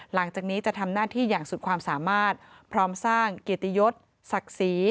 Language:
Thai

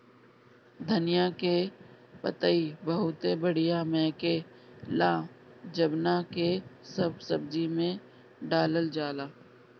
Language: Bhojpuri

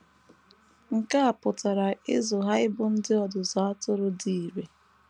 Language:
Igbo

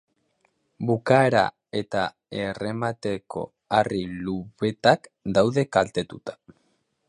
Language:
Basque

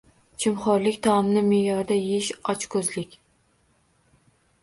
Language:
Uzbek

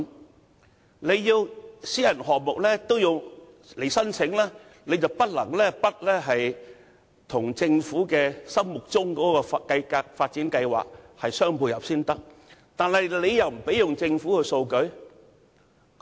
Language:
Cantonese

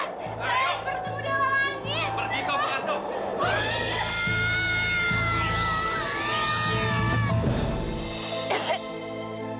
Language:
Indonesian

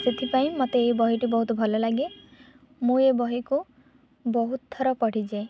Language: Odia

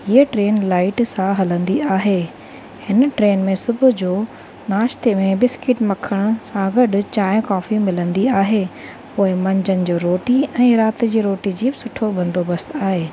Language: Sindhi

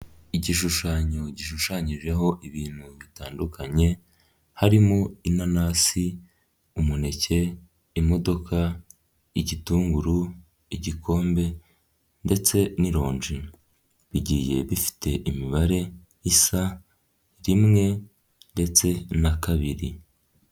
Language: Kinyarwanda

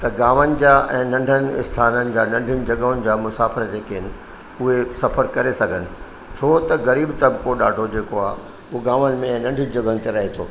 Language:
Sindhi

